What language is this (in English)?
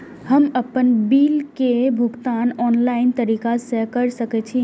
Maithili